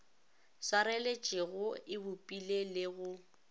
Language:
Northern Sotho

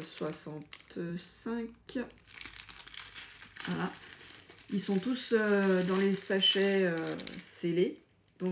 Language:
French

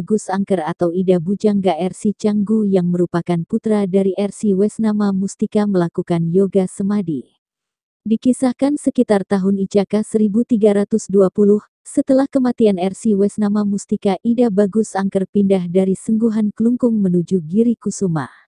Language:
Indonesian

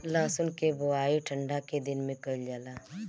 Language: Bhojpuri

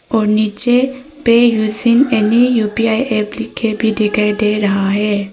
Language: Hindi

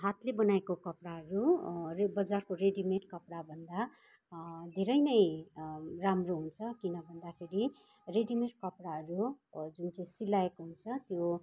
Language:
Nepali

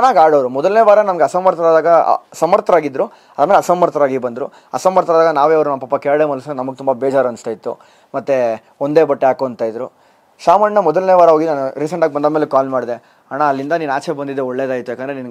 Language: Romanian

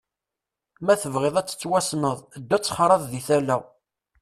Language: Kabyle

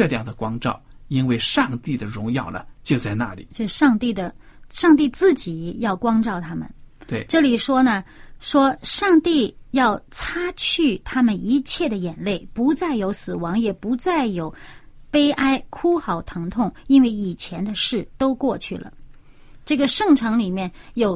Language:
Chinese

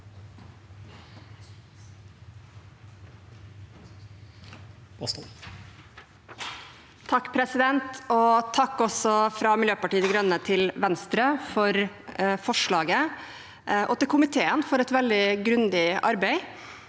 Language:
Norwegian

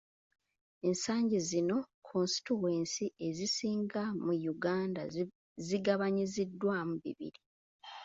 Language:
Ganda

